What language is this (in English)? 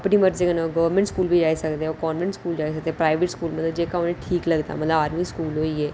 Dogri